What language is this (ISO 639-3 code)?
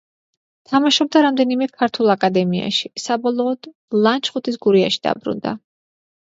kat